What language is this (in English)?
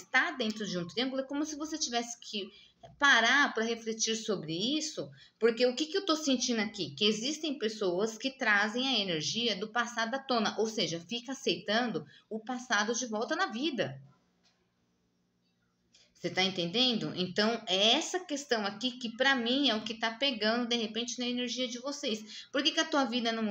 Portuguese